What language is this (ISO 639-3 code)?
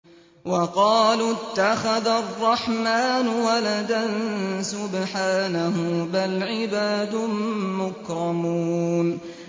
ara